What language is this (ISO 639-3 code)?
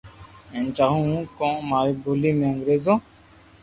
lrk